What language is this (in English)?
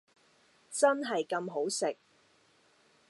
Cantonese